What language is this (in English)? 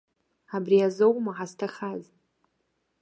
Abkhazian